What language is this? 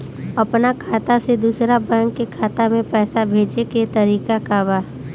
Bhojpuri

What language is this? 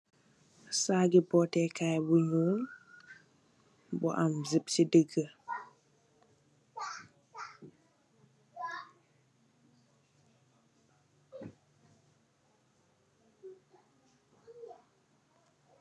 Wolof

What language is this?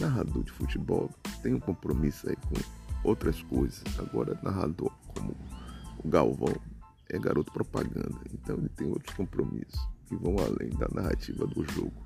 Portuguese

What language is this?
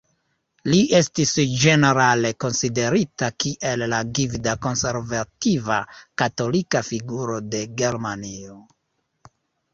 Esperanto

